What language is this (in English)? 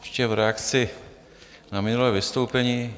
Czech